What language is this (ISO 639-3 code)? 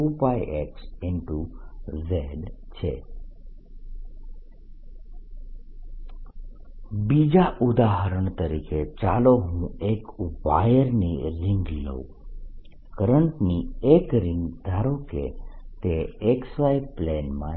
guj